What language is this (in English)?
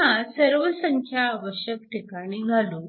Marathi